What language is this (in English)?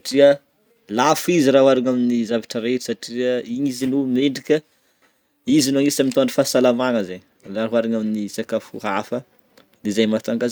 Northern Betsimisaraka Malagasy